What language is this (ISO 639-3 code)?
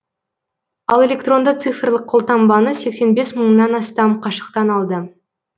kaz